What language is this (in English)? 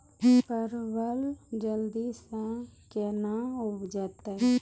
Maithili